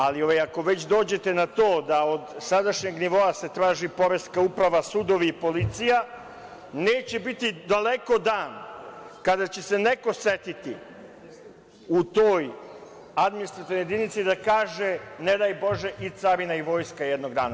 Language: Serbian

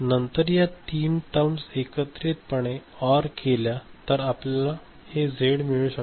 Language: Marathi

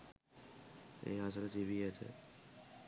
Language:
Sinhala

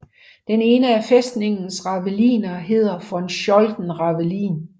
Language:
Danish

